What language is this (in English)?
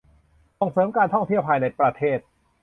Thai